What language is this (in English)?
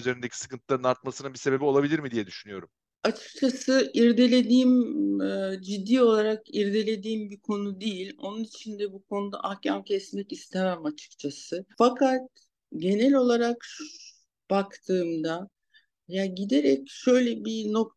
Turkish